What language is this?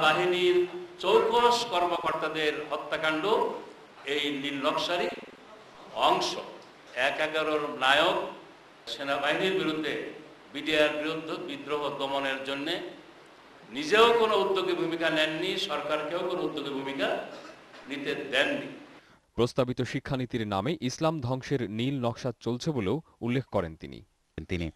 Japanese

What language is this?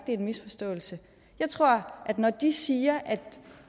Danish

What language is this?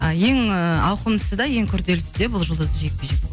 Kazakh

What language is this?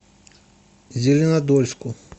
Russian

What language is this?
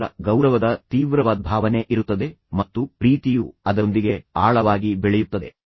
Kannada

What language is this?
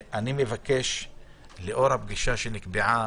Hebrew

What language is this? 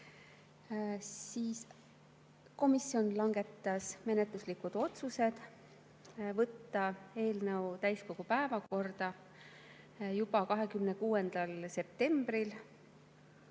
Estonian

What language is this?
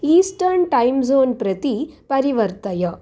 Sanskrit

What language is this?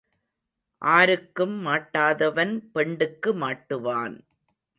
Tamil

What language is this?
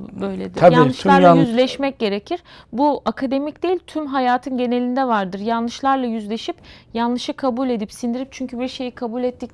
Turkish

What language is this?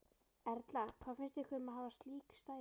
Icelandic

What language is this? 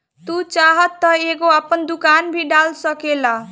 Bhojpuri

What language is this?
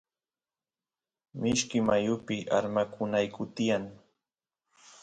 Santiago del Estero Quichua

